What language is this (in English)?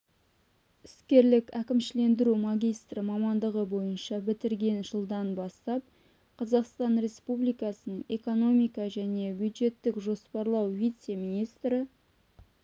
Kazakh